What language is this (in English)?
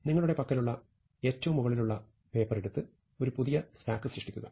Malayalam